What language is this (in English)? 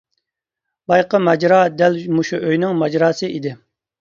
Uyghur